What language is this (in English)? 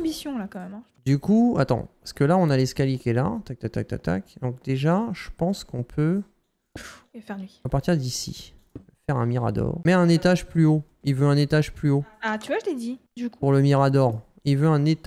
French